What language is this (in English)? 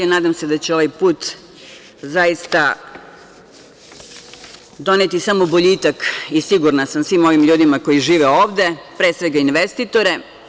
Serbian